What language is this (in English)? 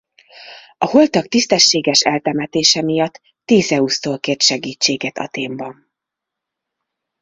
Hungarian